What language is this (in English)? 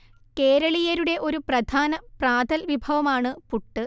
Malayalam